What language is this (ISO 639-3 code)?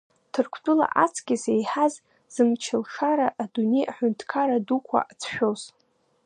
abk